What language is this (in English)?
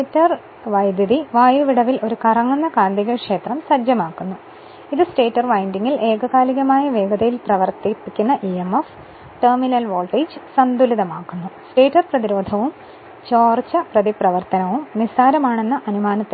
Malayalam